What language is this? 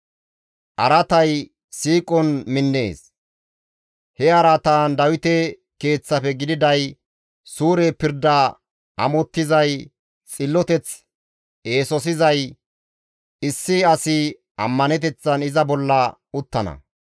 Gamo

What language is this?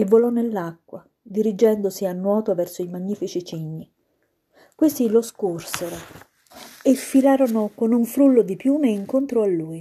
Italian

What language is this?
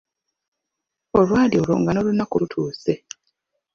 Ganda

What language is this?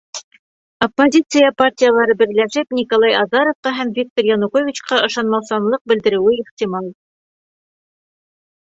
Bashkir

